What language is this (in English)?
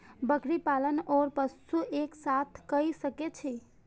Maithili